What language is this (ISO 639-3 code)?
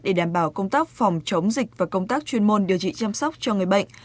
vie